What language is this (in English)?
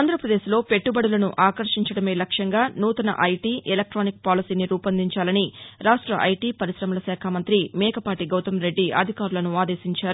Telugu